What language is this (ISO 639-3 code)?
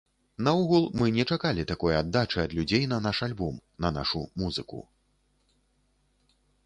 bel